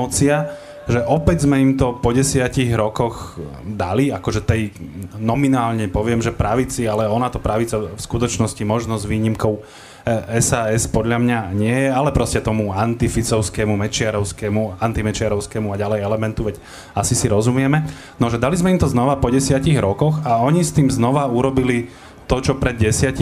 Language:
Slovak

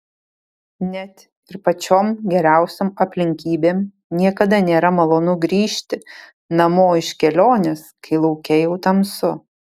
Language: Lithuanian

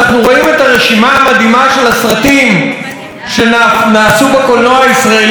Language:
Hebrew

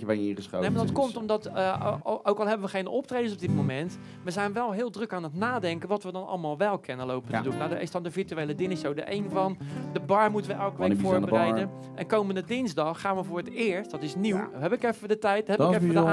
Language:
Dutch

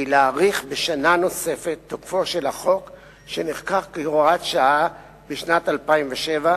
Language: Hebrew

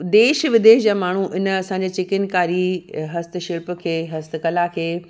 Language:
Sindhi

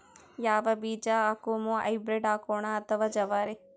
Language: Kannada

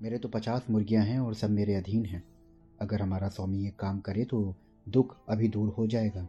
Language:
Hindi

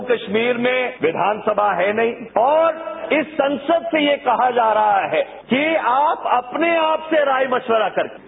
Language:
Hindi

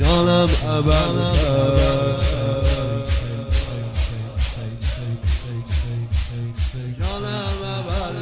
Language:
Persian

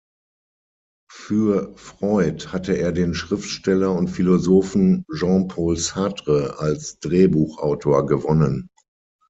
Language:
German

